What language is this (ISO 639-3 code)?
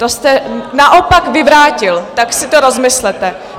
ces